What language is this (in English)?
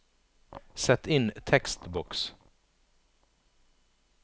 Norwegian